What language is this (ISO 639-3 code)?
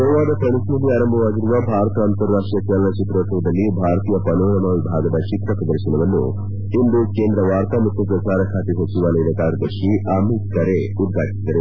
kan